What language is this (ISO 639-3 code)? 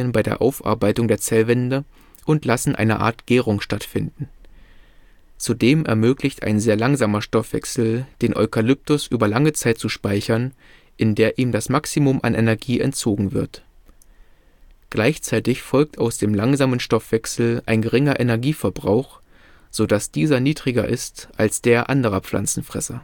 deu